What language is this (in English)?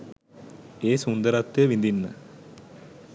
Sinhala